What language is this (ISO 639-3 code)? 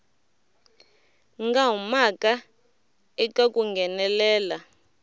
tso